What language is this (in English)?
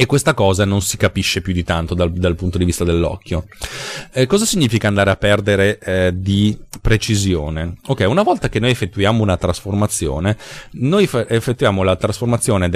Italian